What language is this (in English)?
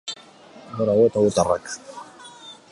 Basque